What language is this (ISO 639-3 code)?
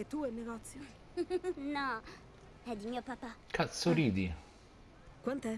ita